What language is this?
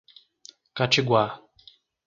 Portuguese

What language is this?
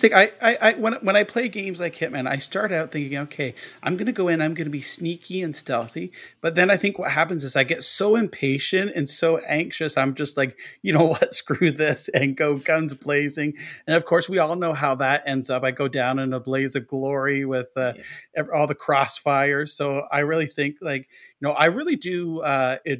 English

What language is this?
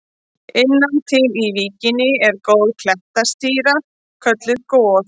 Icelandic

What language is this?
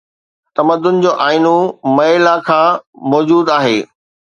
Sindhi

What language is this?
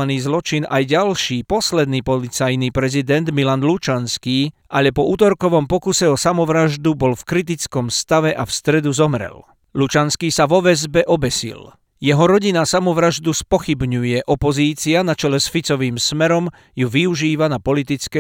Slovak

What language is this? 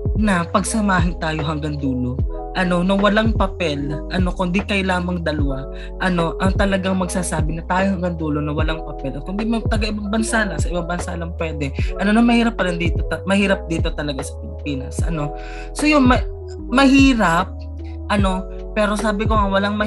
Filipino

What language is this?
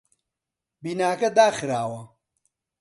Central Kurdish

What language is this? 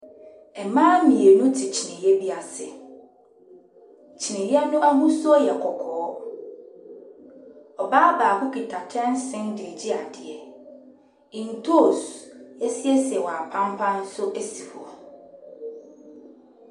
Akan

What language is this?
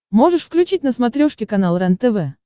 Russian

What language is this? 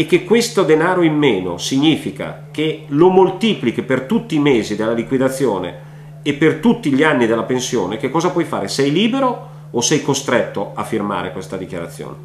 Italian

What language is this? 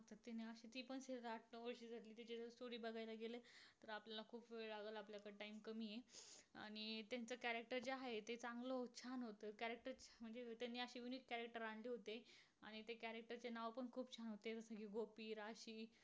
Marathi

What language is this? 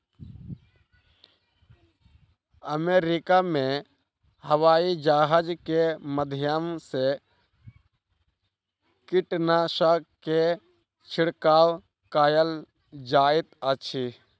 Maithili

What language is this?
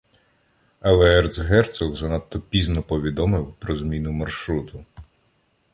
Ukrainian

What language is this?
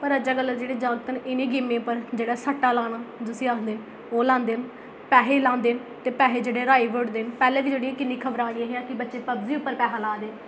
Dogri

